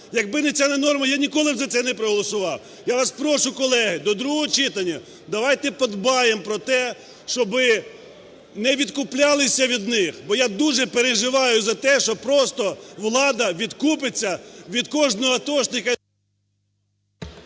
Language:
Ukrainian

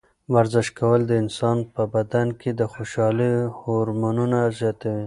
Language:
Pashto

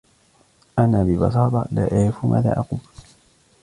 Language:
Arabic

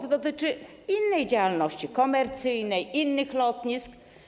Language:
Polish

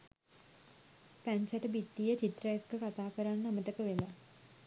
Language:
Sinhala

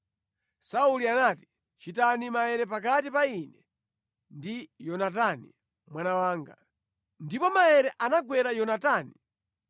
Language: Nyanja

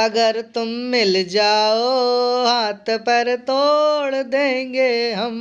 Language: Hindi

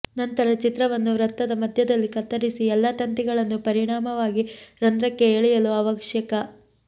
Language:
Kannada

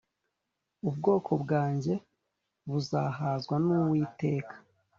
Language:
Kinyarwanda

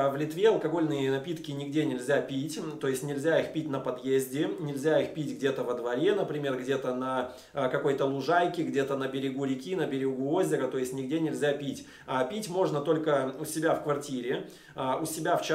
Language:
Russian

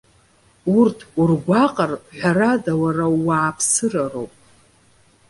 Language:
Abkhazian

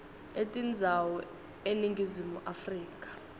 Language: Swati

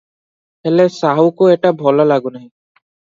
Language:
Odia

